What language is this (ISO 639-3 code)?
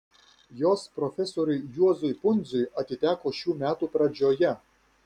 lit